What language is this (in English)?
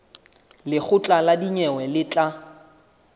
Southern Sotho